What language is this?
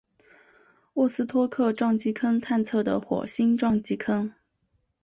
Chinese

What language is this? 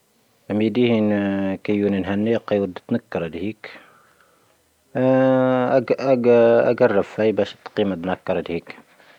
Tahaggart Tamahaq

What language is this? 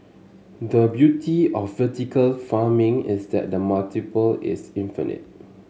English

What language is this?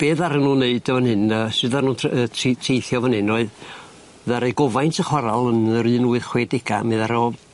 Welsh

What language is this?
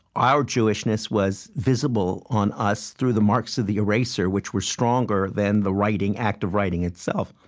English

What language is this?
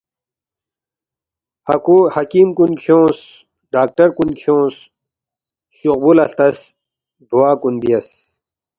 Balti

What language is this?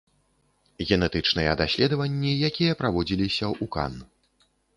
Belarusian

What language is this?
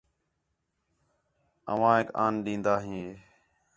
Khetrani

